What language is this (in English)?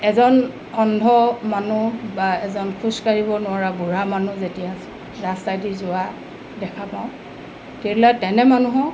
Assamese